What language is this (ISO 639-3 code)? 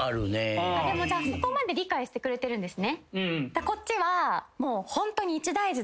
jpn